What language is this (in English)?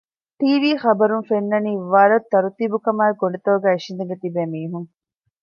Divehi